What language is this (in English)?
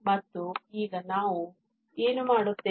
Kannada